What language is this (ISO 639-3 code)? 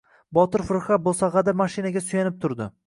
uzb